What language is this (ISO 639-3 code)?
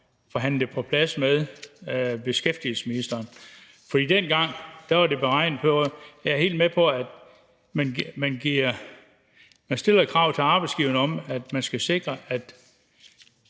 dan